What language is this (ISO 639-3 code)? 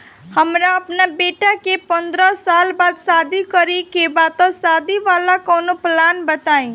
bho